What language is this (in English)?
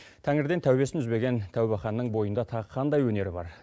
Kazakh